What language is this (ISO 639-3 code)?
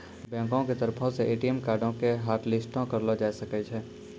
mai